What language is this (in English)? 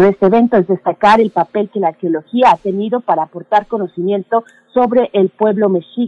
Spanish